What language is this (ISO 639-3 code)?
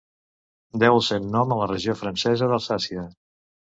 cat